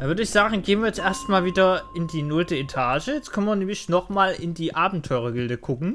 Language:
German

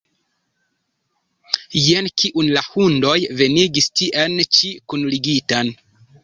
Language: Esperanto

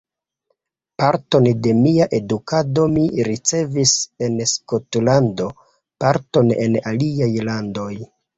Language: Esperanto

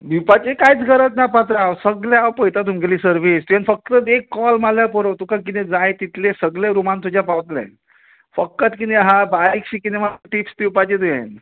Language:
Konkani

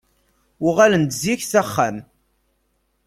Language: Kabyle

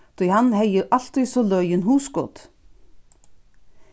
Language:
Faroese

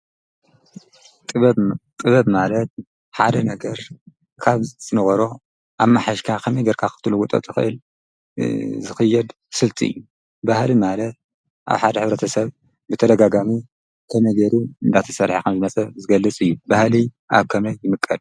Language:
Tigrinya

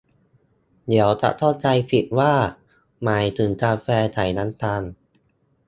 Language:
Thai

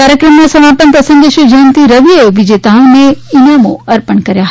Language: Gujarati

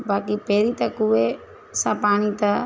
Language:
Sindhi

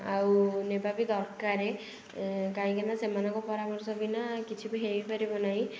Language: Odia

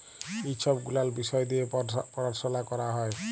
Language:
Bangla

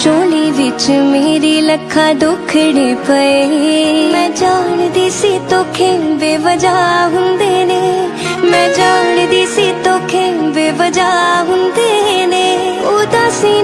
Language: Hindi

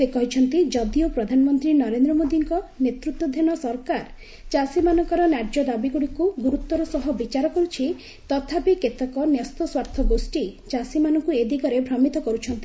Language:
Odia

